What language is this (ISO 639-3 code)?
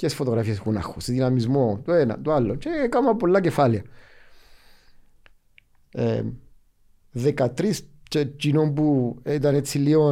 ell